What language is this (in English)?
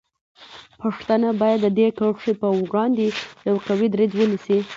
Pashto